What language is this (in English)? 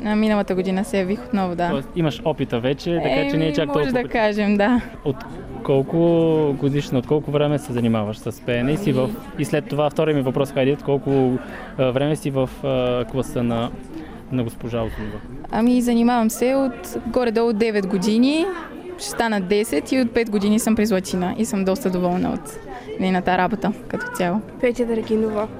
Bulgarian